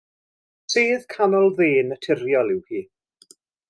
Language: Welsh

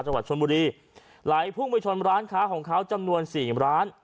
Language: Thai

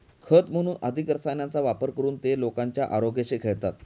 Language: Marathi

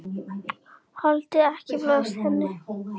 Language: Icelandic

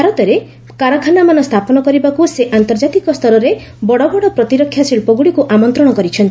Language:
Odia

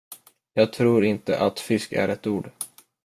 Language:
Swedish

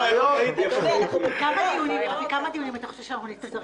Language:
Hebrew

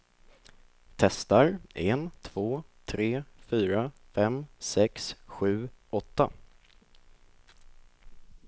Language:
Swedish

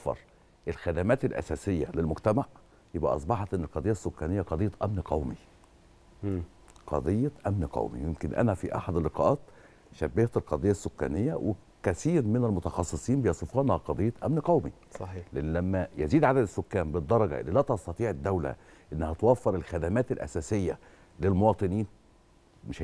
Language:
Arabic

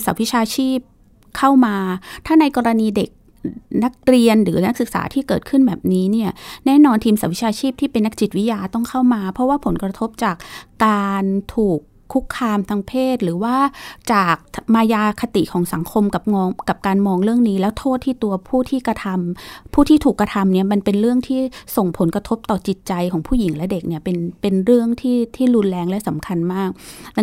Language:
Thai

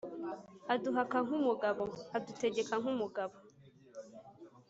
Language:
Kinyarwanda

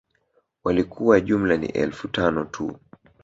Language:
Swahili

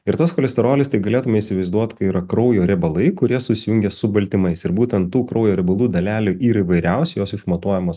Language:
Lithuanian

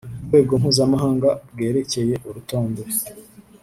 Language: Kinyarwanda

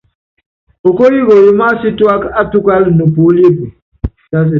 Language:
Yangben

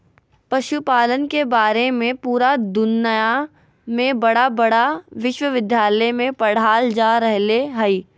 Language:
Magahi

